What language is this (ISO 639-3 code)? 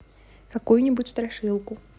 rus